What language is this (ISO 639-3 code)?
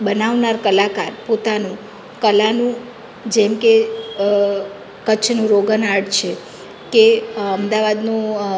guj